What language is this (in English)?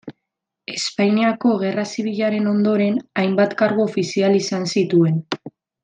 Basque